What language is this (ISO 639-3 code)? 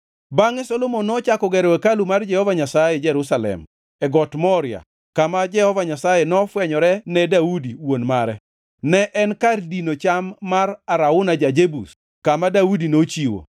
luo